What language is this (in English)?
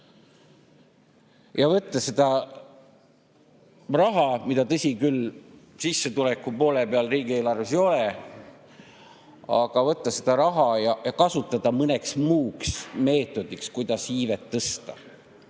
Estonian